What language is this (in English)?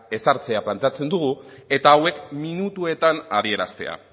Basque